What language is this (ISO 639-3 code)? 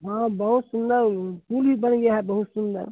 hin